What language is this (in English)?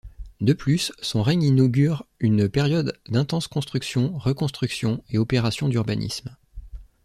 French